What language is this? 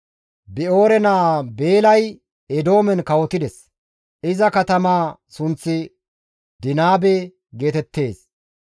Gamo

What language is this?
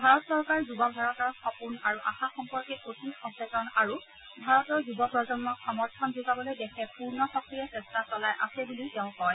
Assamese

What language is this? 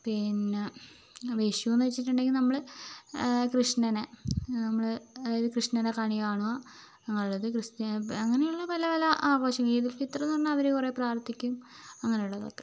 Malayalam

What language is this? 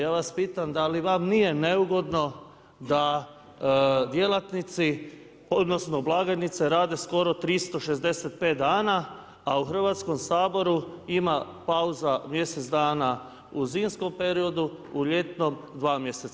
Croatian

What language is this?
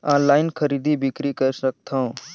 Chhattisgarhi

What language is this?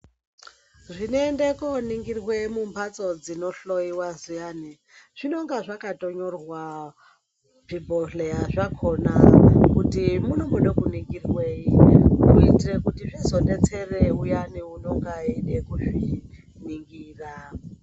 Ndau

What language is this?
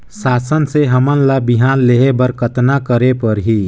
Chhattisgarhi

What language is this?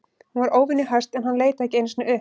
Icelandic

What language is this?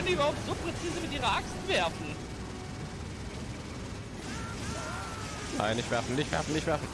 German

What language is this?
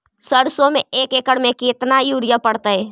Magahi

